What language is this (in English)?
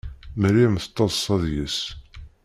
Kabyle